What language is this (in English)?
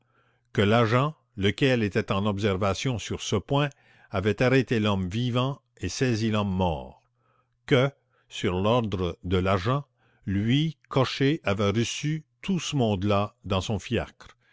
French